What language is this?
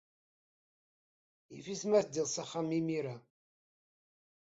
Kabyle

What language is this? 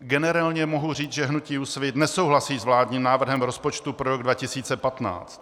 Czech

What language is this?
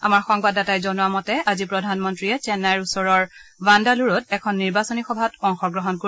Assamese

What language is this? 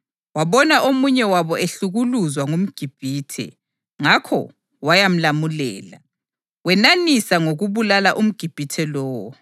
North Ndebele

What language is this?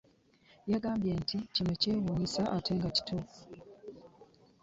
Ganda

